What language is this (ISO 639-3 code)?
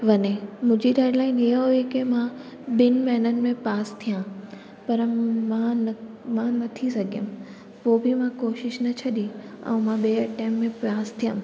snd